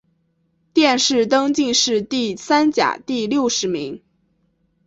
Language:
Chinese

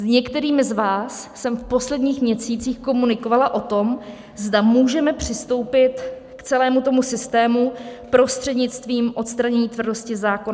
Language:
Czech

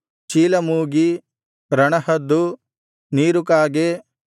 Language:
Kannada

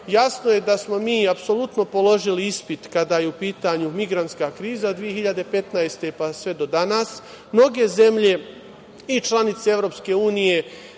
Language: Serbian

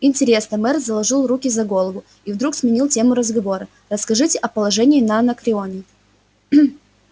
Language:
Russian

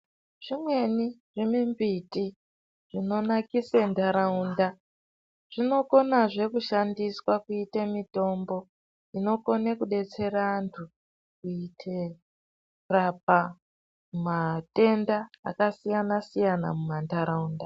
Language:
Ndau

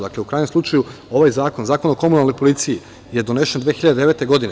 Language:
Serbian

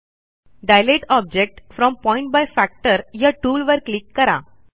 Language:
Marathi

